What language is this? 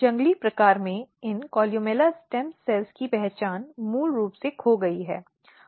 Hindi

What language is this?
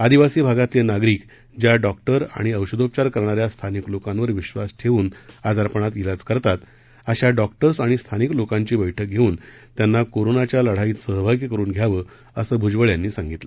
Marathi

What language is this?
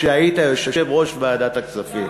Hebrew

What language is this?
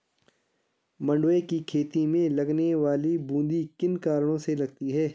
Hindi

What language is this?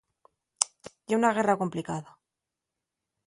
Asturian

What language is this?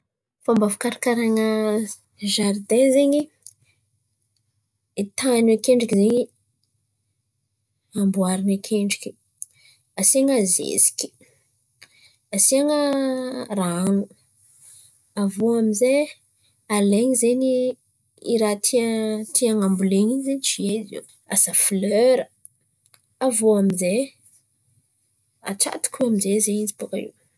Antankarana Malagasy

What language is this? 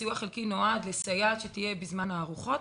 Hebrew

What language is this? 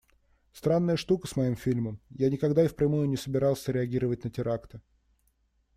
Russian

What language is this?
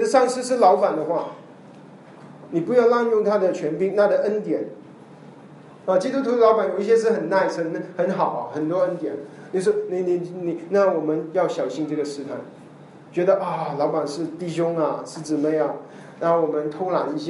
Chinese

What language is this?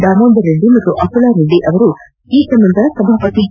Kannada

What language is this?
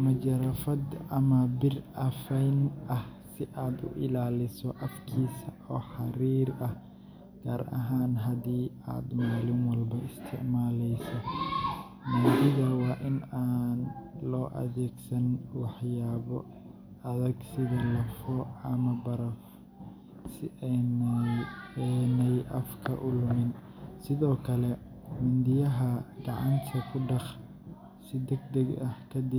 Somali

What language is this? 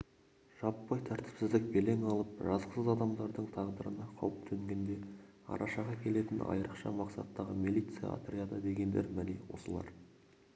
Kazakh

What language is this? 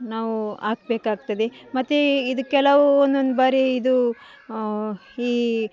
Kannada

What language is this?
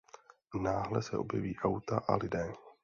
Czech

